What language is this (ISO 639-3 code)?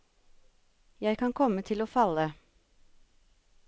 nor